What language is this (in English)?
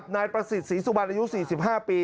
Thai